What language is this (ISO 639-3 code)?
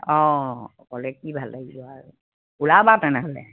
asm